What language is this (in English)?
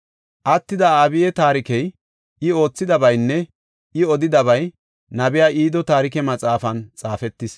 Gofa